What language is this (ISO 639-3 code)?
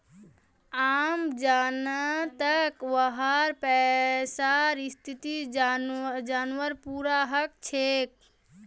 mag